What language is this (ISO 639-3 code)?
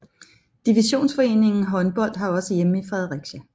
dan